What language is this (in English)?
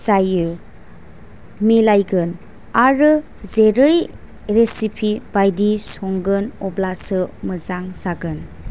Bodo